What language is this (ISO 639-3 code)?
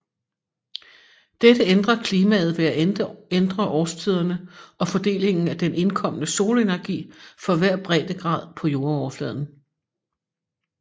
dan